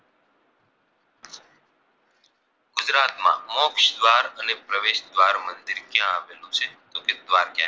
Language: Gujarati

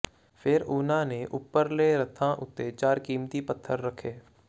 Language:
Punjabi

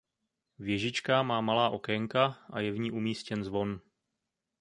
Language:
Czech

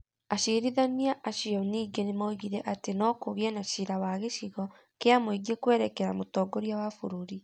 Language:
Kikuyu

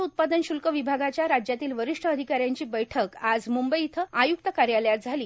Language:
Marathi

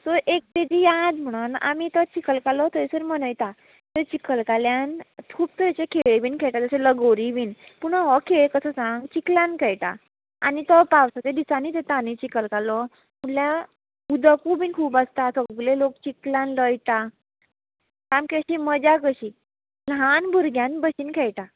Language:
Konkani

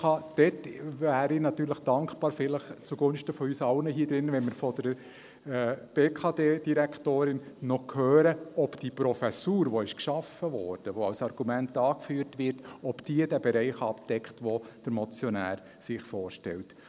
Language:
Swiss German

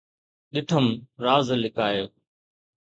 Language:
Sindhi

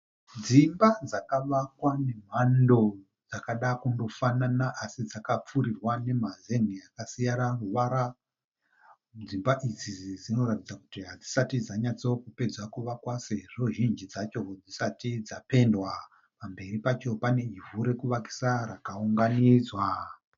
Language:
Shona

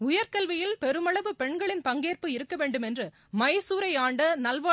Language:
Tamil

